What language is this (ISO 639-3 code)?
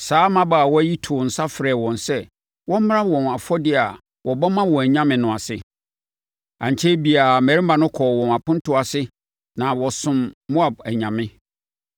aka